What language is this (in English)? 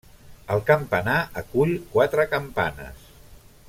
Catalan